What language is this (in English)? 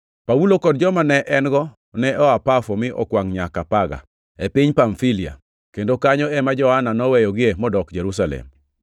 Luo (Kenya and Tanzania)